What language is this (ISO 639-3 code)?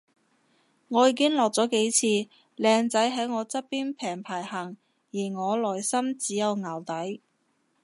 yue